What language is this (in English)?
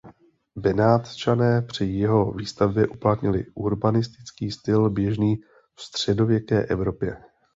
Czech